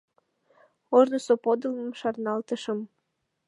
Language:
Mari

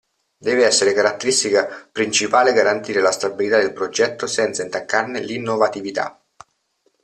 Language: Italian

